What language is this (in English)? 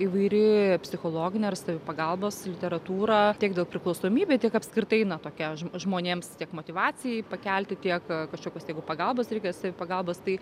Lithuanian